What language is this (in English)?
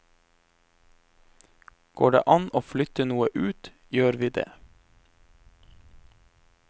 Norwegian